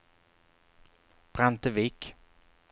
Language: Swedish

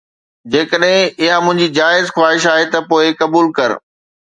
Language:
Sindhi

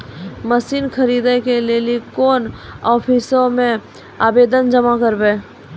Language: Maithili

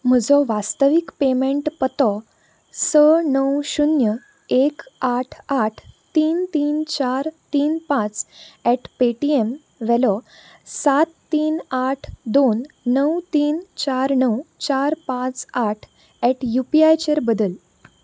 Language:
Konkani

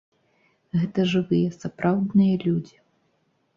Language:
Belarusian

